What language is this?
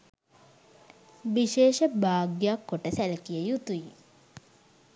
Sinhala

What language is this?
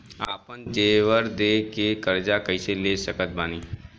Bhojpuri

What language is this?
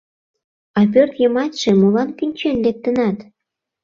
Mari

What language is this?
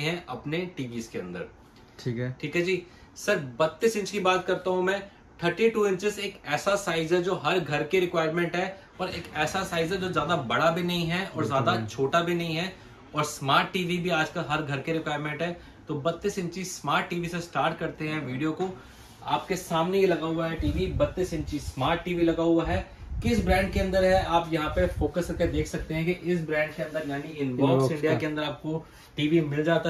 Hindi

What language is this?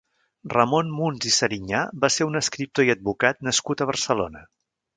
Catalan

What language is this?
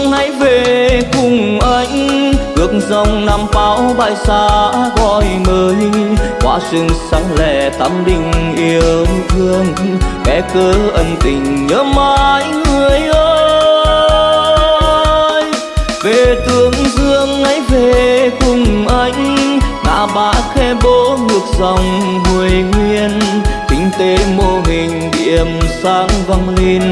Vietnamese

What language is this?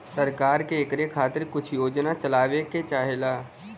Bhojpuri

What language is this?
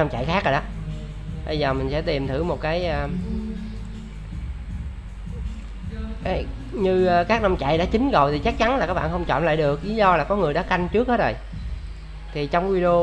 Vietnamese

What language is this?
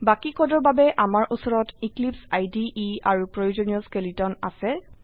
Assamese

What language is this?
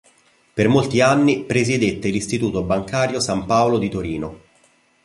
Italian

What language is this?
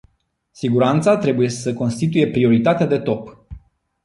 Romanian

